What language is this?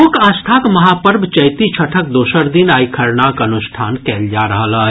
Maithili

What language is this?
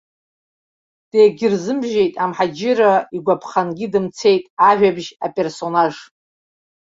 Abkhazian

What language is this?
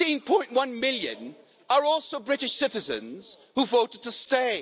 English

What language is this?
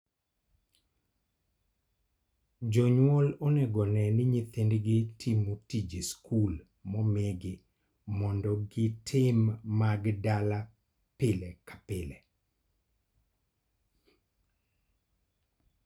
Luo (Kenya and Tanzania)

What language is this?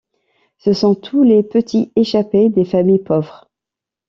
French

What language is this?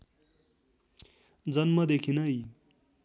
Nepali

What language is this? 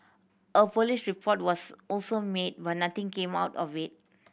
English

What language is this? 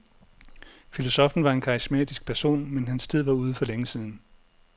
Danish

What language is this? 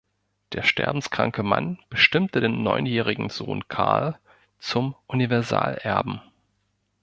German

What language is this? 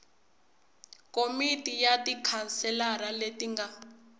Tsonga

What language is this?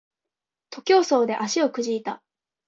Japanese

